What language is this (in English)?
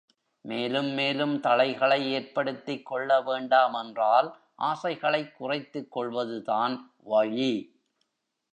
Tamil